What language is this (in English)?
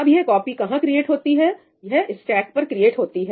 Hindi